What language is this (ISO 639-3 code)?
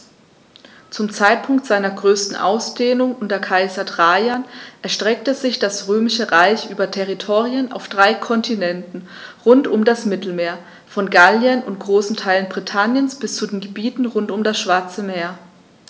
deu